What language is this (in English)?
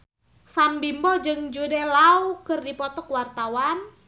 Sundanese